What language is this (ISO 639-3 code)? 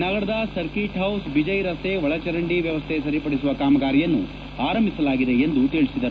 kan